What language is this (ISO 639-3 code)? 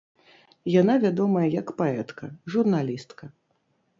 bel